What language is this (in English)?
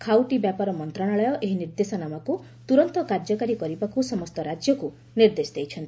Odia